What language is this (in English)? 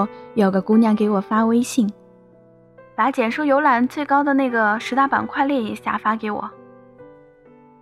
Chinese